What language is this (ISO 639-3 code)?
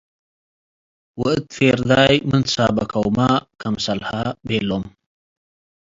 tig